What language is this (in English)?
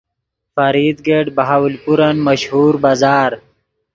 Yidgha